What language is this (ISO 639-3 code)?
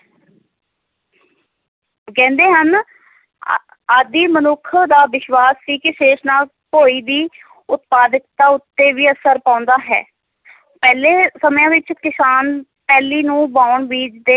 pan